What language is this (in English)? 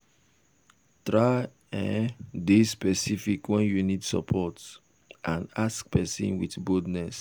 Nigerian Pidgin